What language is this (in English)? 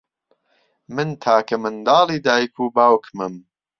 Central Kurdish